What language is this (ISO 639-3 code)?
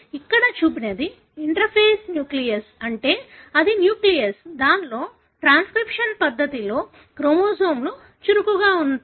tel